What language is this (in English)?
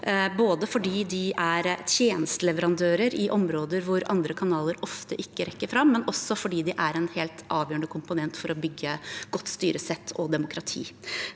Norwegian